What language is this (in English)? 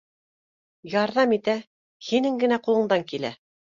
Bashkir